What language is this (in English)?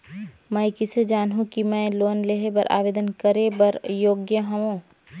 Chhattisgarhi